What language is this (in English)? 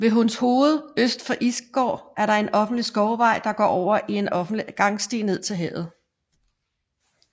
Danish